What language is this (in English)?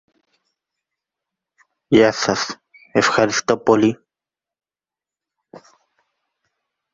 Greek